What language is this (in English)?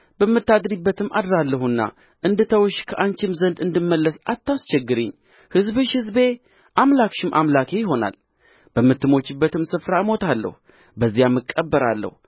Amharic